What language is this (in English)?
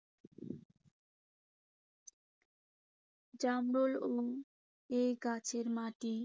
Bangla